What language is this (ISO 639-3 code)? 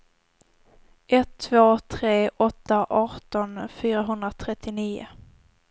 swe